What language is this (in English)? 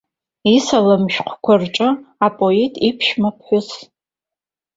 Abkhazian